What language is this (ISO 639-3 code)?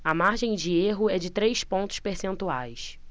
por